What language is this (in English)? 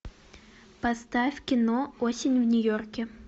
Russian